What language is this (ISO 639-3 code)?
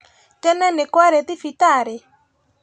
kik